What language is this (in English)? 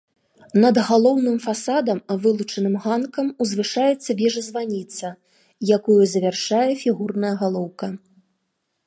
Belarusian